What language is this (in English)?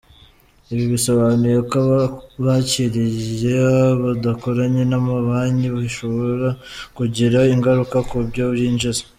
Kinyarwanda